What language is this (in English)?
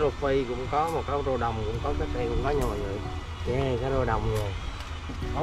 Vietnamese